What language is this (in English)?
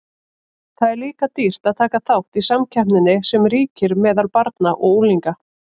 Icelandic